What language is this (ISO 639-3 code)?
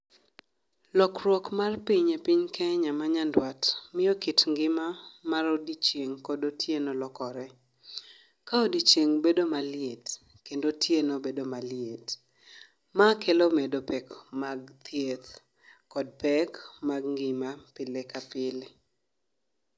luo